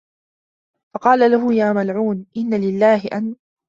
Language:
Arabic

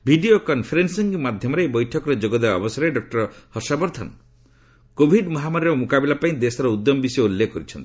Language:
Odia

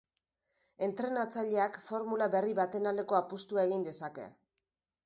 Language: Basque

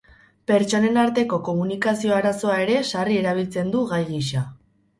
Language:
Basque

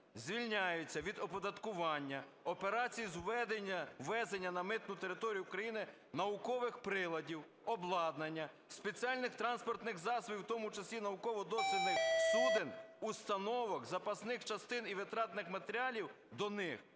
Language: Ukrainian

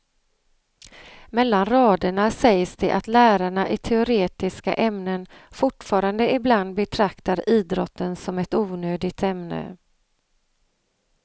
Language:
Swedish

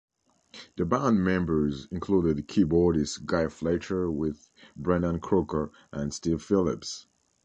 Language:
English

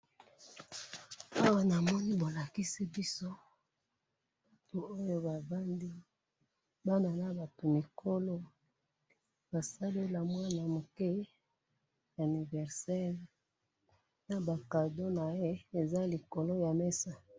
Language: Lingala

